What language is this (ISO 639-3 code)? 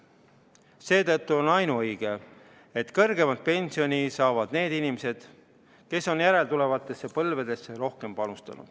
est